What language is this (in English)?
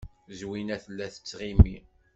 Kabyle